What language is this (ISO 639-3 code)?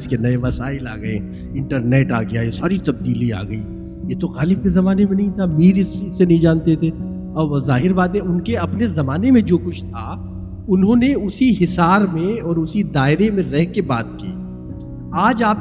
urd